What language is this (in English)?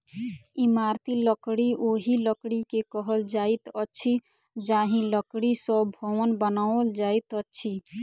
Maithili